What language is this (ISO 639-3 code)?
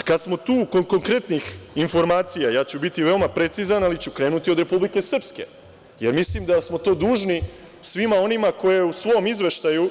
srp